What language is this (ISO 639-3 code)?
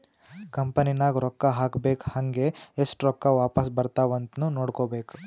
kan